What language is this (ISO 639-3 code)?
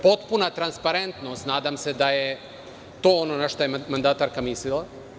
srp